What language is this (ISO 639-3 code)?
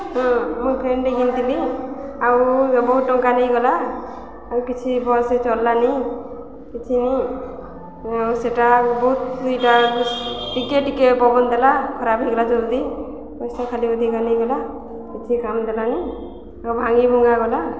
ori